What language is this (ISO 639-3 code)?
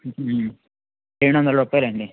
tel